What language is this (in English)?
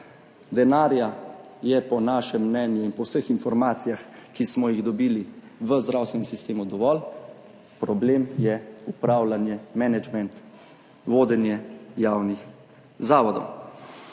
Slovenian